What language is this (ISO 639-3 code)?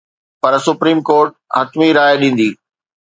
snd